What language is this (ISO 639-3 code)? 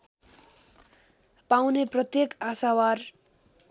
nep